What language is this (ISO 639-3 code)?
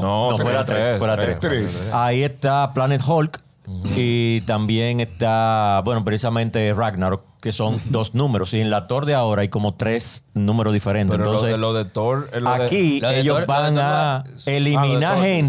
spa